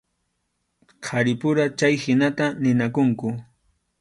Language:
Arequipa-La Unión Quechua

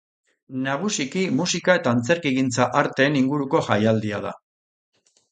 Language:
Basque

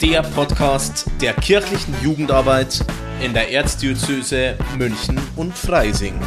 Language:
German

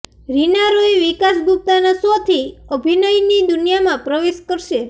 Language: Gujarati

